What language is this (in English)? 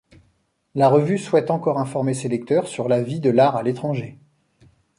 French